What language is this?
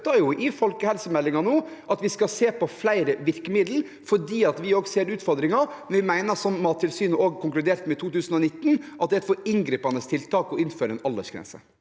Norwegian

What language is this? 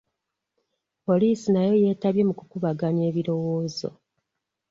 Ganda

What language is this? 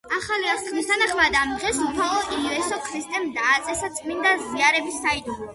Georgian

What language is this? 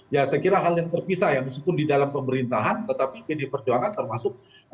Indonesian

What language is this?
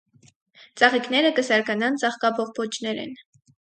Armenian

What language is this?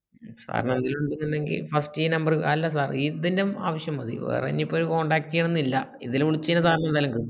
Malayalam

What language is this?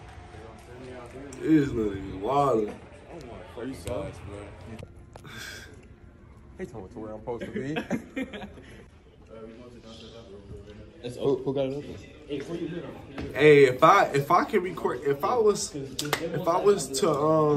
English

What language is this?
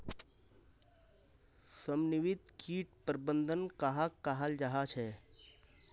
Magahi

